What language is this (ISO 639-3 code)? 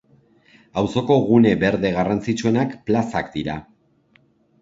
eus